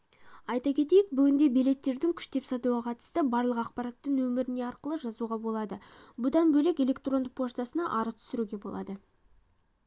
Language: Kazakh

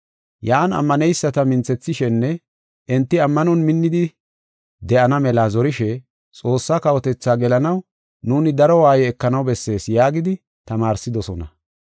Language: Gofa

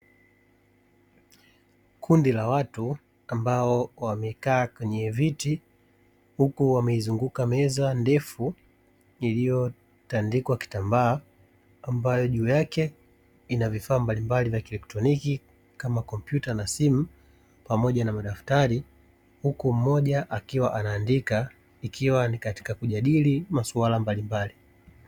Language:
Swahili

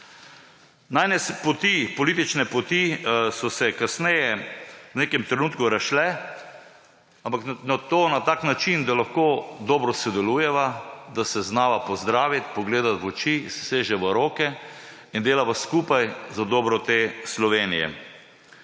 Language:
Slovenian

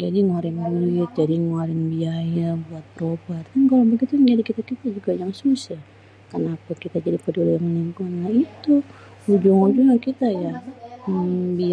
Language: Betawi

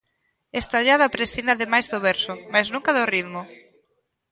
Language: Galician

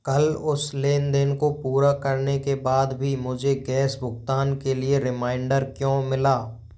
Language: Hindi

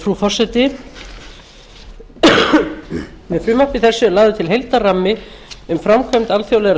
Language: Icelandic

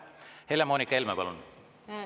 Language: Estonian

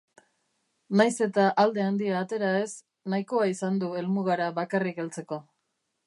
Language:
Basque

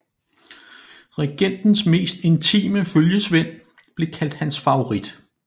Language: Danish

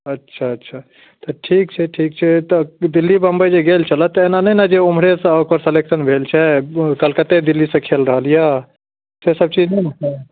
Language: Maithili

